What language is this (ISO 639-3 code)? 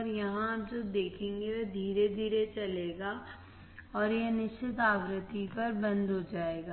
hin